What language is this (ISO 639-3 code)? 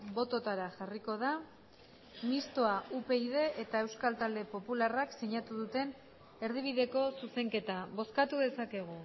eus